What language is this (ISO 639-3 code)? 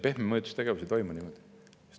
est